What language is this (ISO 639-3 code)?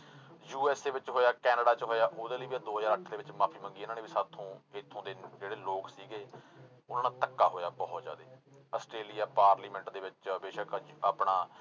pan